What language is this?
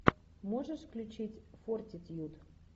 Russian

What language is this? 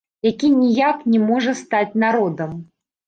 Belarusian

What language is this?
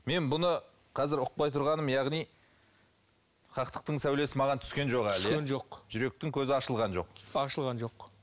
Kazakh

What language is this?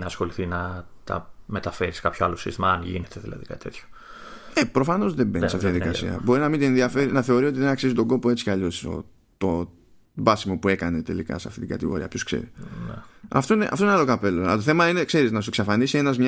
Greek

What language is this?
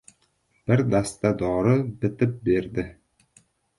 Uzbek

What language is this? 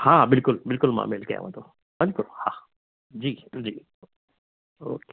Sindhi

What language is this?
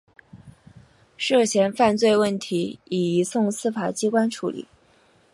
Chinese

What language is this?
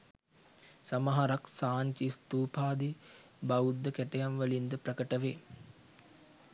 Sinhala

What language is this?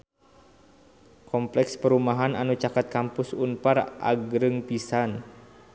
Sundanese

